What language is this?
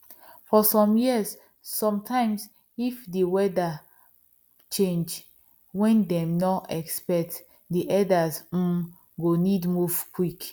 Nigerian Pidgin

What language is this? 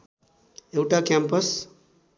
Nepali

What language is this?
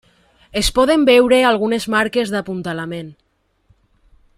Catalan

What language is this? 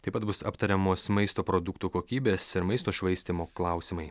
Lithuanian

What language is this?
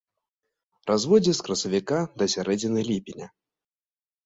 Belarusian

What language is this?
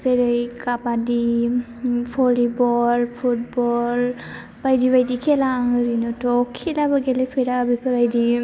Bodo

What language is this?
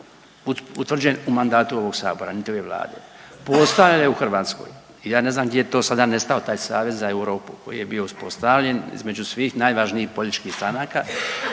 Croatian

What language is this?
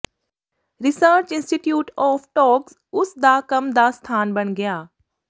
Punjabi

